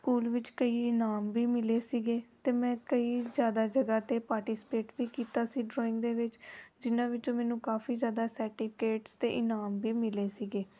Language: Punjabi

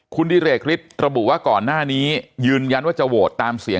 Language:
Thai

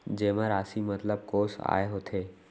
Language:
Chhattisgarhi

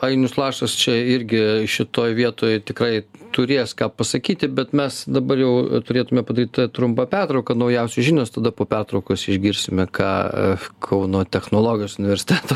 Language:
Lithuanian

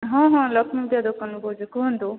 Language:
Odia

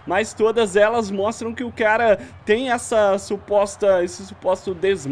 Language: Portuguese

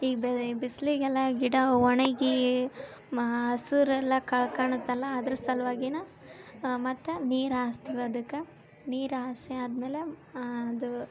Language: Kannada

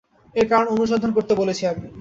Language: Bangla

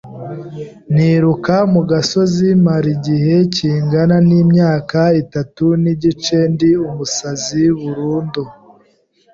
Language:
Kinyarwanda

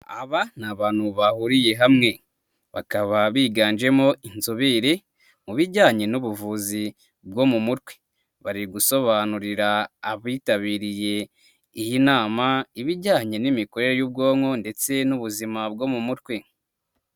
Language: Kinyarwanda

